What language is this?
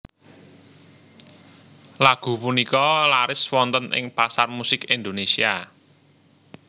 Javanese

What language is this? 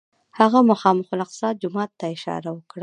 Pashto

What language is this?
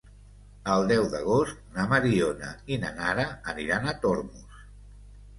Catalan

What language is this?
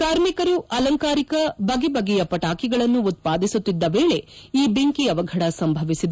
Kannada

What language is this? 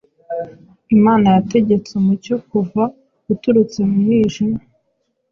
Kinyarwanda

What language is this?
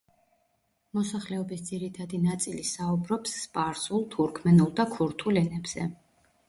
Georgian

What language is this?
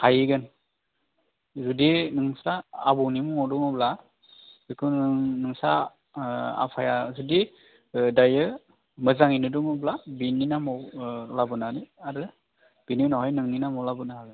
Bodo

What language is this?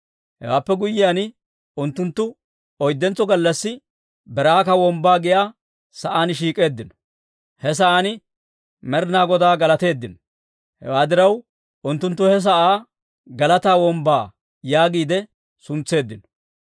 Dawro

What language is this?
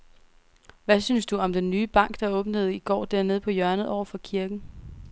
Danish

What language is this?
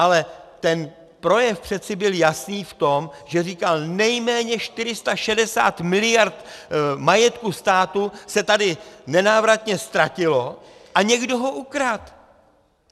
Czech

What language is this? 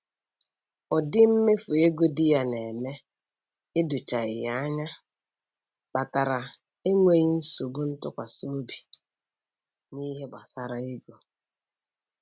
Igbo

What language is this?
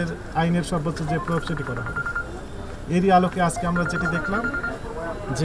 Turkish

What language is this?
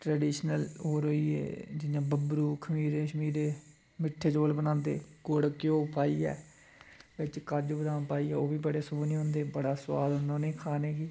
Dogri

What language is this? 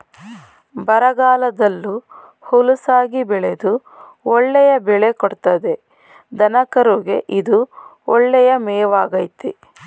Kannada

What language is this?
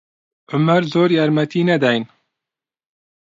Central Kurdish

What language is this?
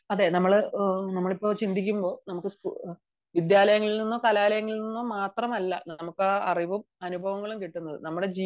Malayalam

